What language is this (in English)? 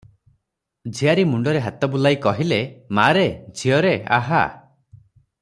Odia